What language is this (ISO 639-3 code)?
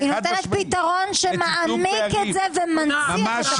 heb